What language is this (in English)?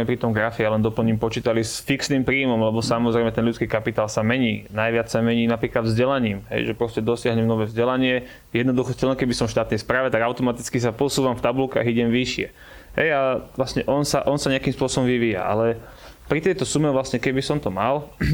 Slovak